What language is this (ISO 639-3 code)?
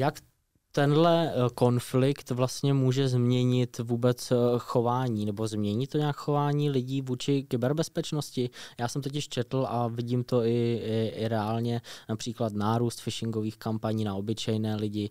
ces